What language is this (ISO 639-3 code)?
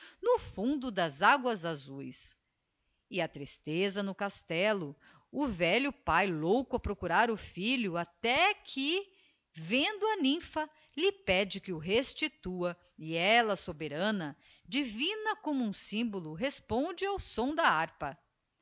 por